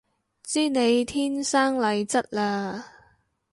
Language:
Cantonese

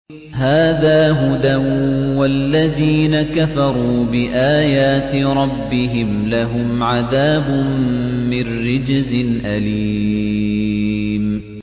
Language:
Arabic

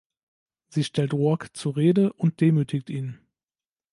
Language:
German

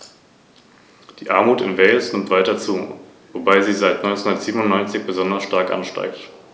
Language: German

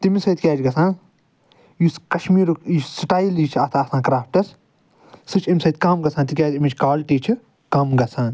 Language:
Kashmiri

